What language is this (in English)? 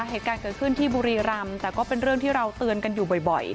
Thai